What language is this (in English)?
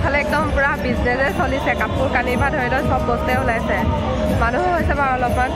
Thai